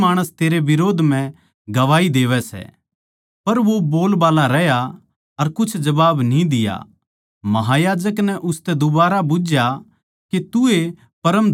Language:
Haryanvi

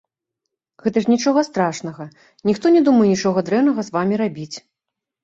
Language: Belarusian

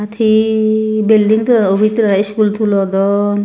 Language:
Chakma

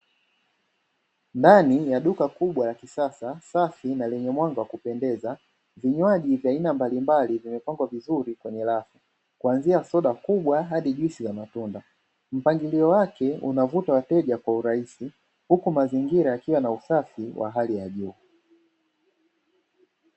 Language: Swahili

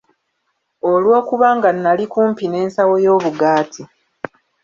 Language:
Ganda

